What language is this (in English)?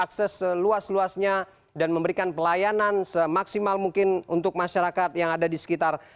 Indonesian